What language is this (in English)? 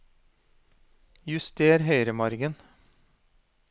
Norwegian